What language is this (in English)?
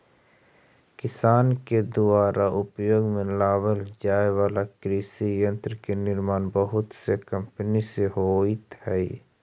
Magahi